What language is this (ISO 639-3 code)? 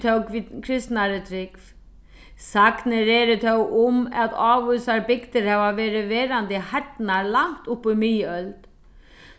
fao